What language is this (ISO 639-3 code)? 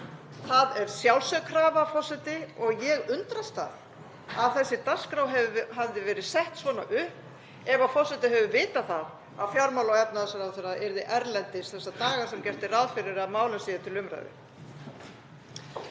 isl